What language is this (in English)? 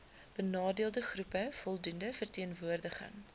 Afrikaans